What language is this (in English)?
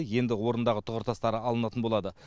Kazakh